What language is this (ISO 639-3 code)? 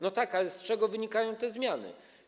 pol